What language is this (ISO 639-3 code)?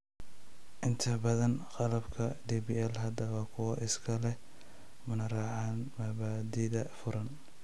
som